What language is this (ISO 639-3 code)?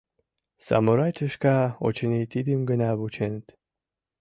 chm